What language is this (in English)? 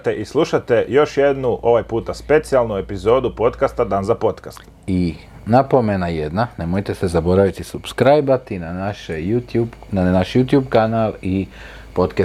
Croatian